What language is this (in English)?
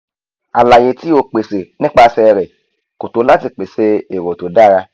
Yoruba